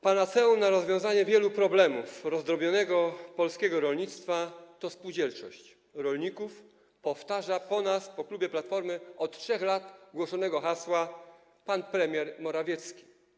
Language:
Polish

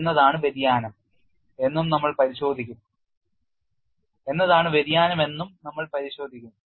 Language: Malayalam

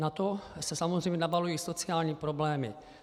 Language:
Czech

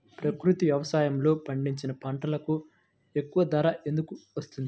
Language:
Telugu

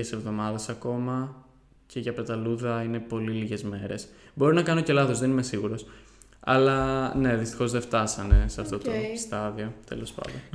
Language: Greek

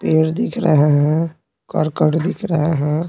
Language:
Hindi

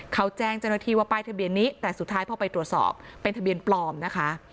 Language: Thai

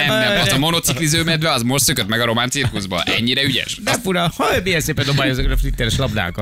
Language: Hungarian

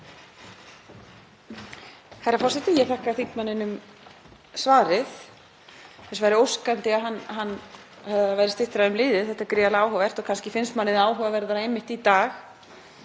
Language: Icelandic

